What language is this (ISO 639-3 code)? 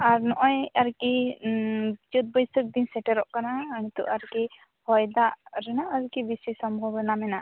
sat